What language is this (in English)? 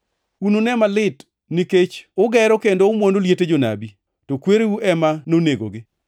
Luo (Kenya and Tanzania)